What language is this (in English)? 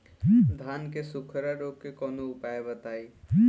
Bhojpuri